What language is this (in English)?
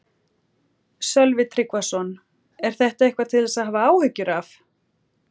Icelandic